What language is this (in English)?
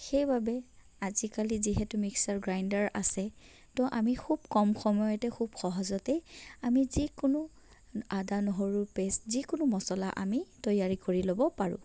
Assamese